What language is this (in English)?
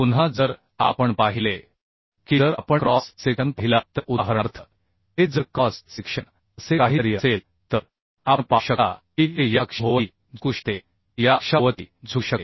Marathi